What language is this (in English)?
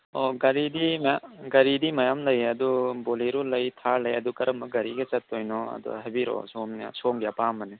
Manipuri